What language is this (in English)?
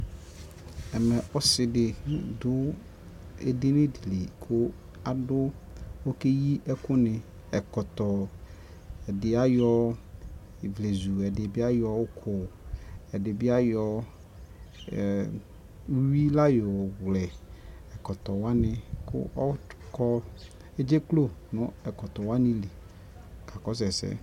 Ikposo